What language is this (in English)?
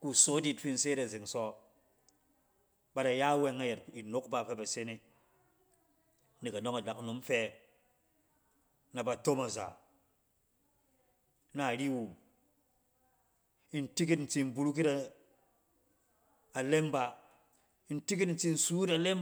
Cen